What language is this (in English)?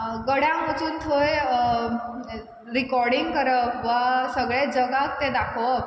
Konkani